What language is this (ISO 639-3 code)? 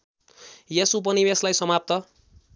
nep